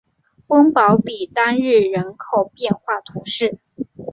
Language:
Chinese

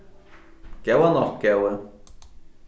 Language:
Faroese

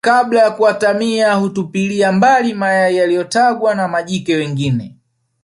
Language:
Swahili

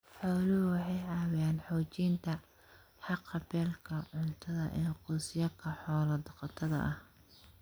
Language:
Somali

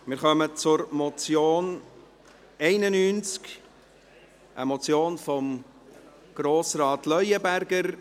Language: Swiss German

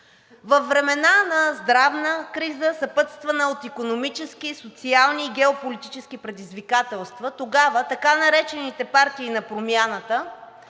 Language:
Bulgarian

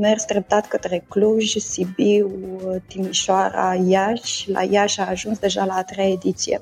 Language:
Romanian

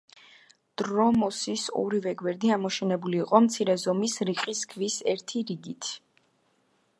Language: Georgian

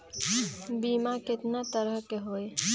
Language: Magahi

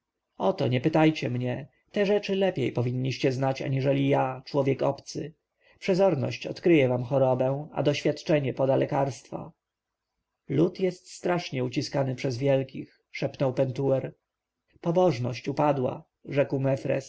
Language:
Polish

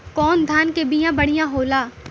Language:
Bhojpuri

